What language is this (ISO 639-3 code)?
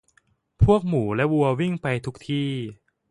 tha